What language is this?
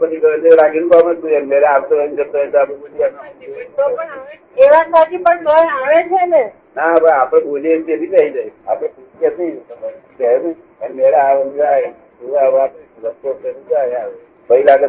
Gujarati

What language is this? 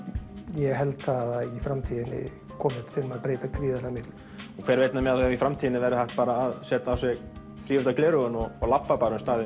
Icelandic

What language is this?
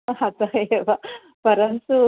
Sanskrit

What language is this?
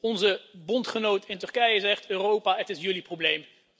Dutch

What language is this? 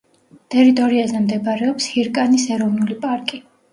Georgian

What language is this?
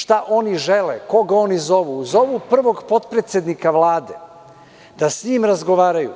Serbian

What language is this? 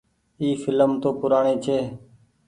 Goaria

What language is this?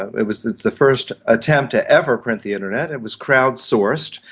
English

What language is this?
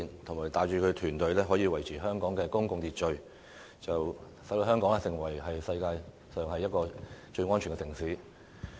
Cantonese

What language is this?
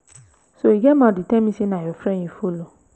Nigerian Pidgin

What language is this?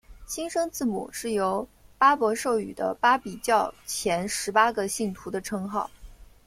Chinese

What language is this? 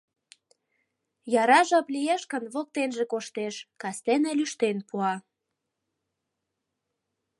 Mari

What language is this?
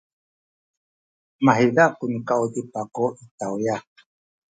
Sakizaya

